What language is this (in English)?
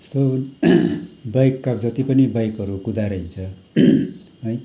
Nepali